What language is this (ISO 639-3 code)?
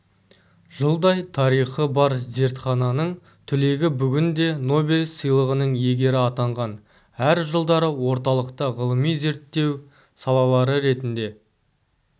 kaz